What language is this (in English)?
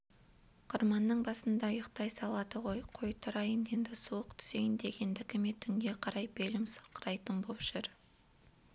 Kazakh